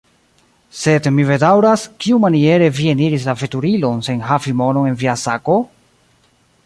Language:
Esperanto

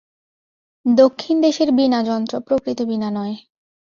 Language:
Bangla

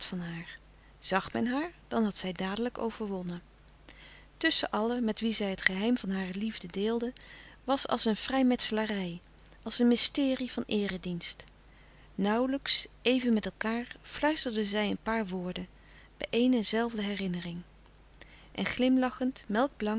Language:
Dutch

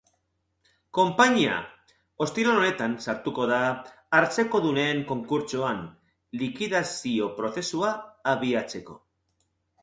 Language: Basque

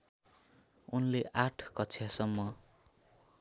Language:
Nepali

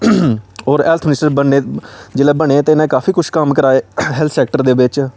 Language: Dogri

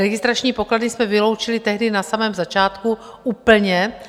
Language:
Czech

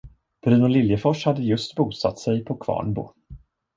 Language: Swedish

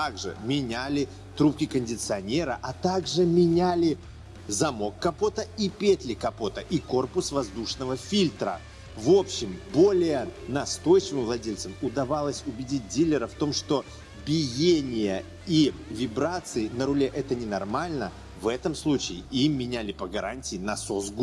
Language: Russian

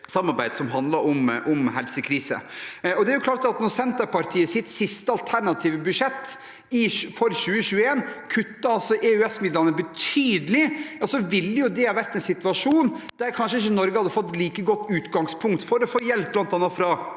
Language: Norwegian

